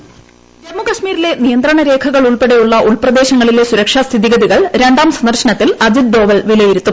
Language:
Malayalam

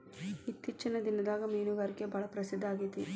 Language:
Kannada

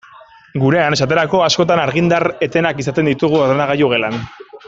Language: Basque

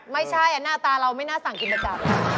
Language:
Thai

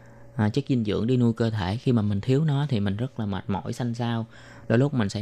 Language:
Vietnamese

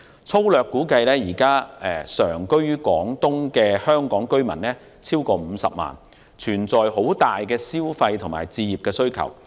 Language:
Cantonese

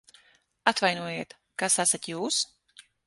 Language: Latvian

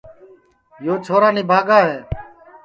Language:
Sansi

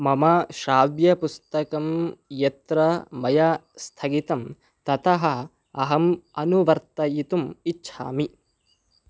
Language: Sanskrit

